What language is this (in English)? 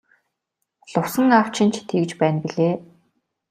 Mongolian